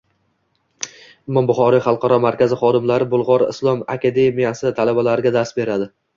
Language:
Uzbek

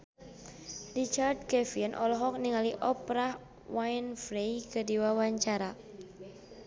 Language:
Sundanese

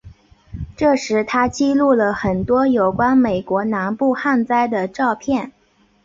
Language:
Chinese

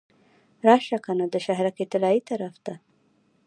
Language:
Pashto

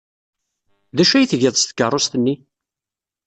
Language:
Kabyle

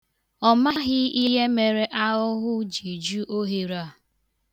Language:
Igbo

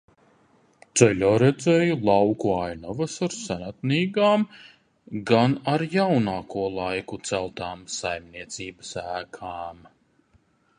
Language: Latvian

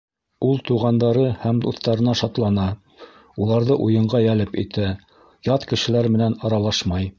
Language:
Bashkir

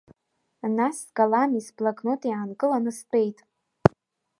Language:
Abkhazian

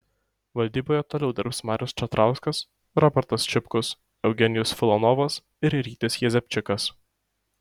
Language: Lithuanian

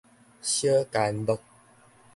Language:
Min Nan Chinese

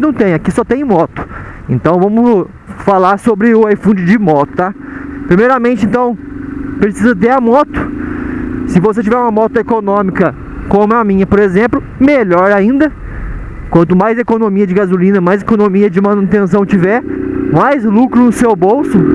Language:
Portuguese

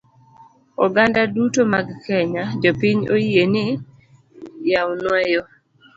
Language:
Luo (Kenya and Tanzania)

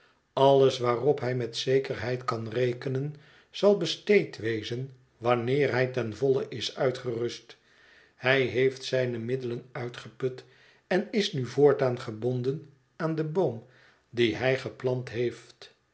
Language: Dutch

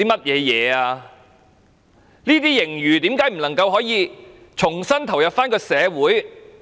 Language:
Cantonese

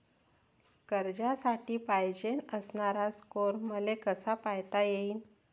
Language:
Marathi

